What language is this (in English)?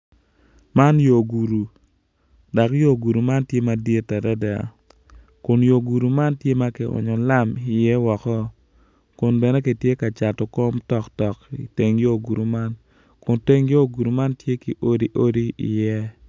Acoli